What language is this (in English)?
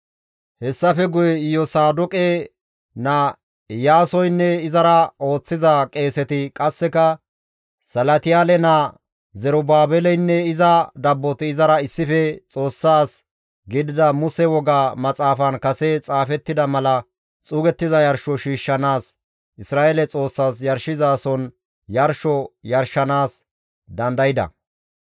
Gamo